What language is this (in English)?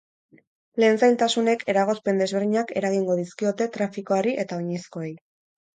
Basque